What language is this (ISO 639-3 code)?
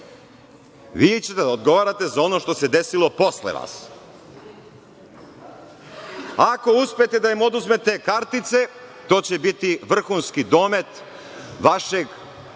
srp